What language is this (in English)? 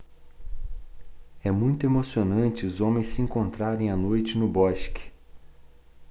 Portuguese